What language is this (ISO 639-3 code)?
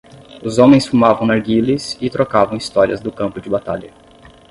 por